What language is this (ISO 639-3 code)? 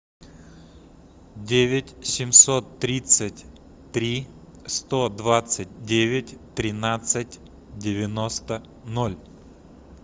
rus